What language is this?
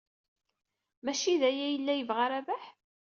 Kabyle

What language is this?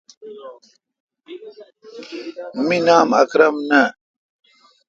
Kalkoti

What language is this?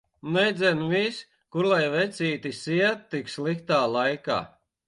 Latvian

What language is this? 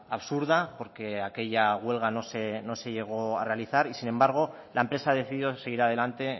Spanish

